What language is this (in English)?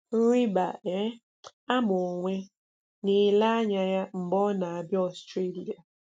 Igbo